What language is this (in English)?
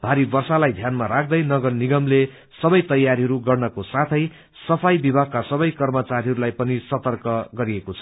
Nepali